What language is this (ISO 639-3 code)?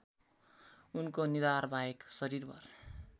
nep